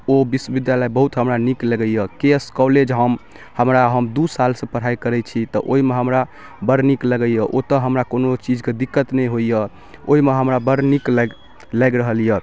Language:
Maithili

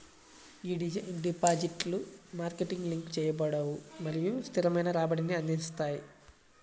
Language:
Telugu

